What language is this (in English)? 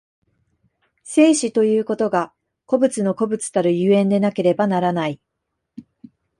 Japanese